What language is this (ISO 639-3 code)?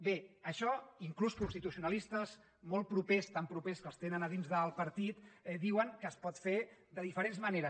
cat